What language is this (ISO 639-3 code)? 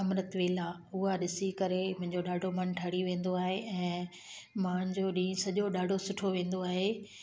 snd